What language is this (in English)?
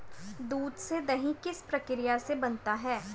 Hindi